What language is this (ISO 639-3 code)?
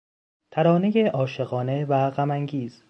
fas